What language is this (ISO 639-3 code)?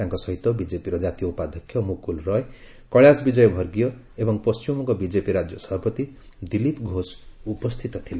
ori